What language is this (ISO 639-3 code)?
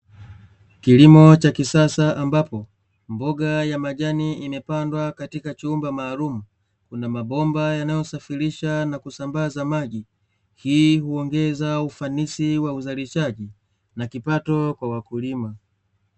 swa